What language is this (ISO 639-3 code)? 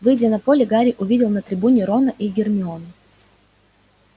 rus